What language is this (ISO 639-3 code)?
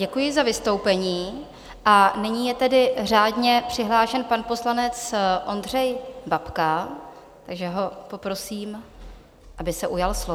ces